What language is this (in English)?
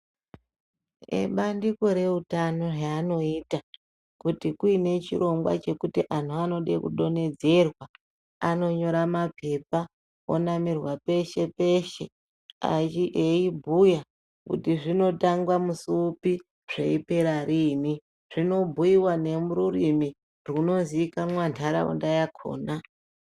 Ndau